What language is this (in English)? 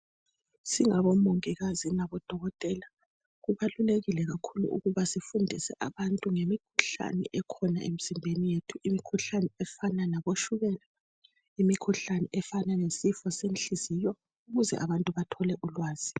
North Ndebele